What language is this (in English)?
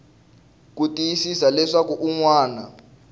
Tsonga